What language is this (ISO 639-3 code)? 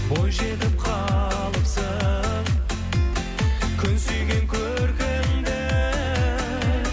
kaz